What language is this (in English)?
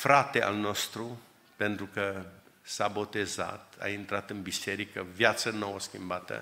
Romanian